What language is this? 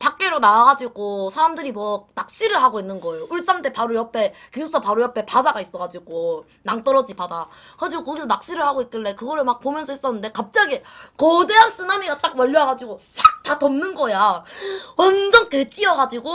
Korean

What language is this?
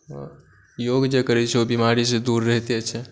Maithili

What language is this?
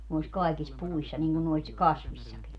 Finnish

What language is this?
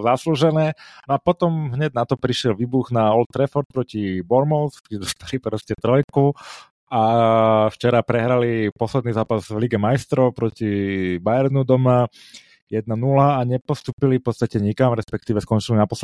Slovak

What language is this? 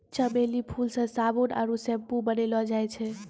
Maithili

